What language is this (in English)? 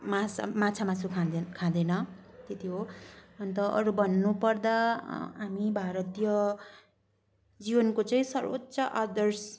Nepali